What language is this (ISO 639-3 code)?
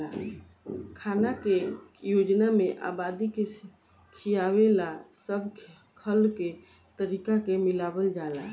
bho